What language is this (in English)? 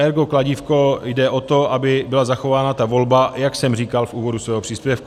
Czech